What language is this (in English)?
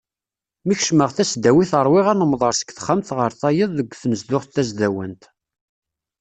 Kabyle